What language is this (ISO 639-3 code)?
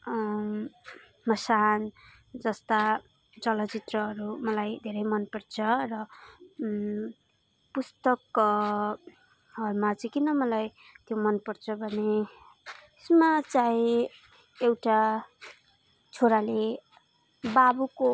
nep